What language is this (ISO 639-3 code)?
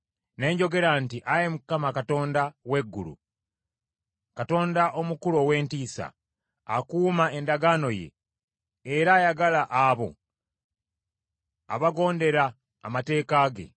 lug